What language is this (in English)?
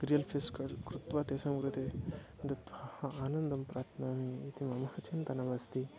Sanskrit